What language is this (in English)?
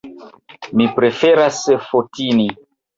Esperanto